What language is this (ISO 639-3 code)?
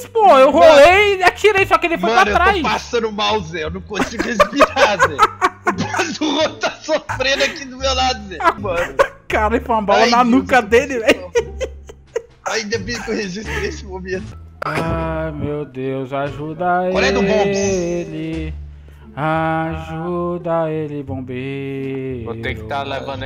por